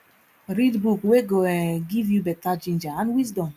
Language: Nigerian Pidgin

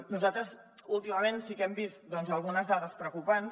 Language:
Catalan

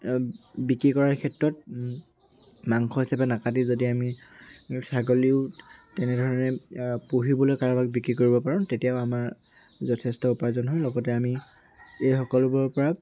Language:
Assamese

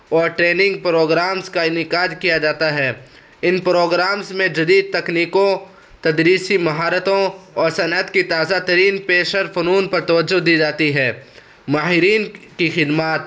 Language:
Urdu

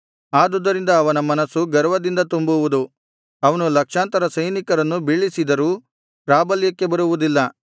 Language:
Kannada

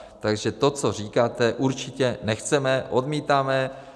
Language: Czech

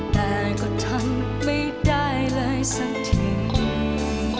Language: Thai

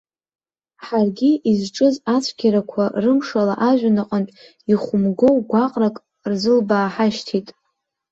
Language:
Abkhazian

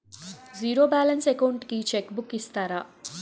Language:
Telugu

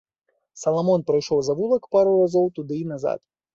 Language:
Belarusian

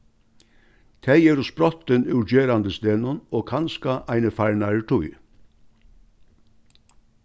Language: Faroese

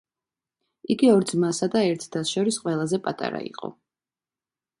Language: Georgian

